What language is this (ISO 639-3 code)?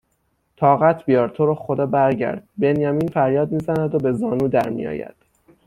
fas